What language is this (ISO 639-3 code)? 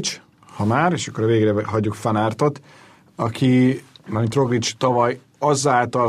hun